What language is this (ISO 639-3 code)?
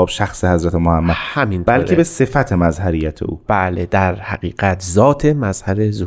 fas